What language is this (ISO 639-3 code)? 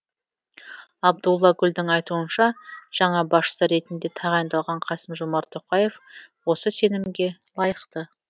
kaz